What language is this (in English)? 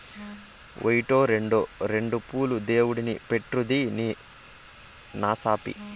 Telugu